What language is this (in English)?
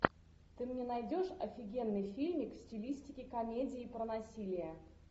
Russian